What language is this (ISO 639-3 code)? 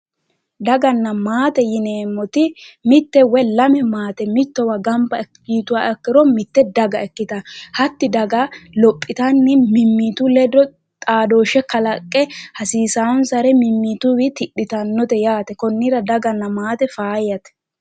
sid